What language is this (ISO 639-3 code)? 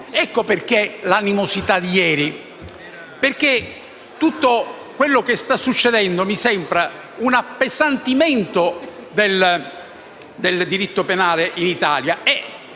ita